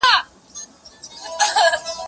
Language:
Pashto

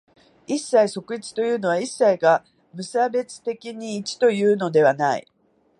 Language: Japanese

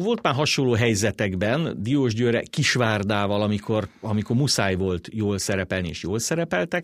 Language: Hungarian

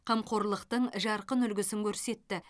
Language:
Kazakh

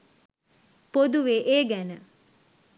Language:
Sinhala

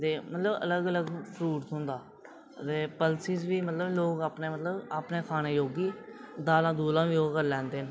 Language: Dogri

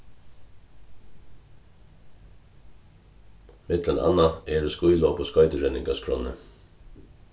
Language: Faroese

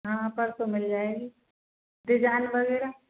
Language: Hindi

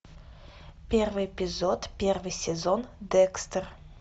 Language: Russian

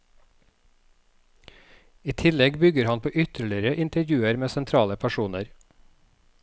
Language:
Norwegian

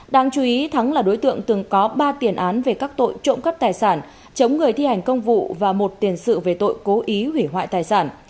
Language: Vietnamese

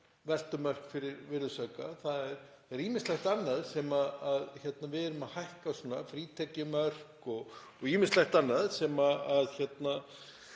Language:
Icelandic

